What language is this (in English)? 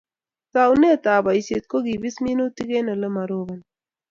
Kalenjin